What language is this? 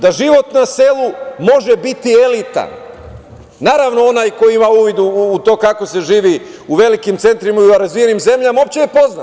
Serbian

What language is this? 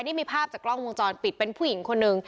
Thai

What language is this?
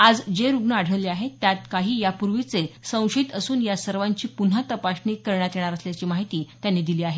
Marathi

